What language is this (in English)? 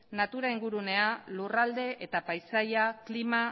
Basque